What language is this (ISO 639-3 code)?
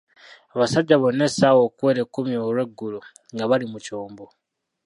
lug